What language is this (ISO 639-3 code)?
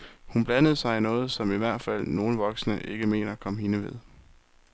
dan